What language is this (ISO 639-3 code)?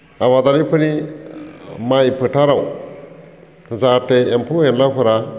brx